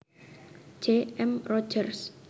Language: Javanese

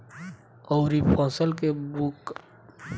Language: Bhojpuri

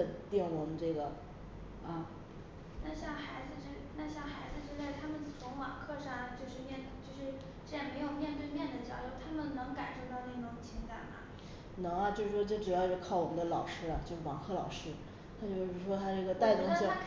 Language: Chinese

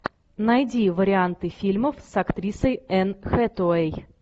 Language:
Russian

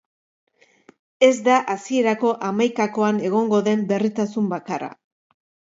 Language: Basque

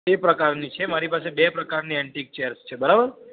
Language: Gujarati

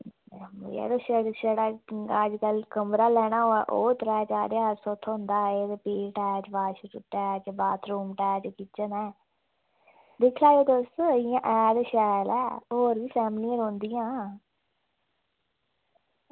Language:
Dogri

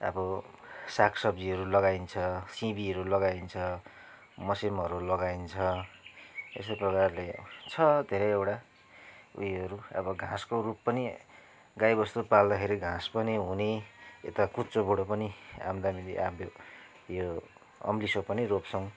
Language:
Nepali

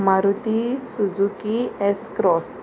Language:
Konkani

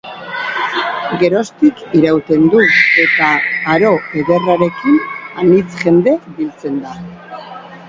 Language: Basque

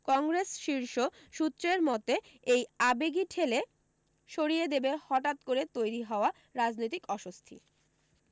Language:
Bangla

